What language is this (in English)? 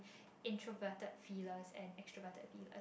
English